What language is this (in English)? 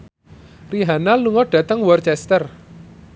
Javanese